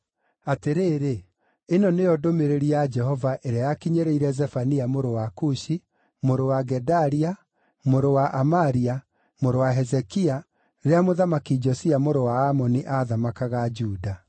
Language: Kikuyu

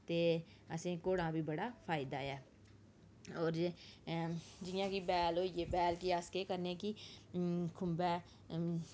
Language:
Dogri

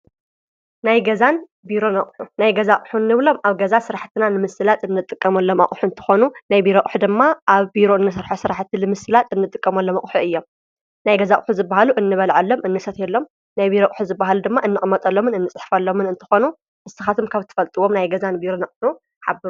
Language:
Tigrinya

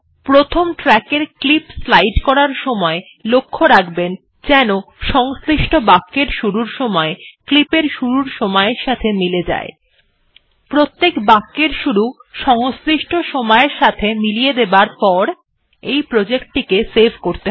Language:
Bangla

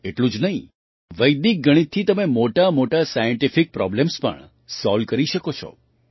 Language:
Gujarati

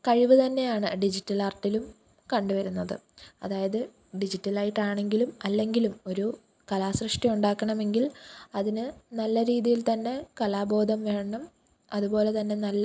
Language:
Malayalam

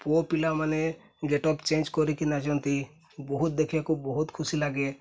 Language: Odia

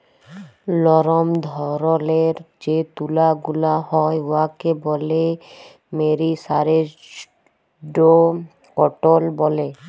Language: Bangla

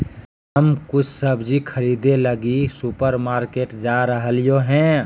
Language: Magahi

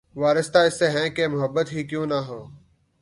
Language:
Urdu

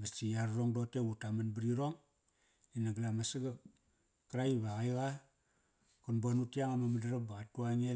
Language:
Kairak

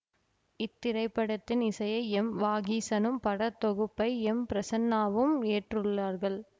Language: Tamil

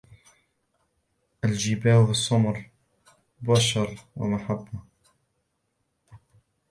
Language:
Arabic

